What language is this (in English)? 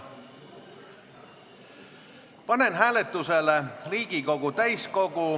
Estonian